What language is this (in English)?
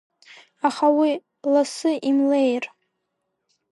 Abkhazian